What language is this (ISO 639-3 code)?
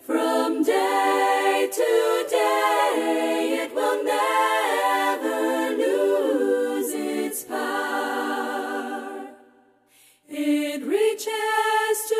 bul